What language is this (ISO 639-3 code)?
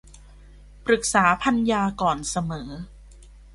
tha